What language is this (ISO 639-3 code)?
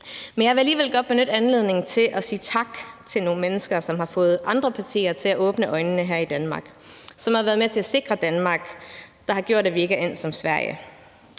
dan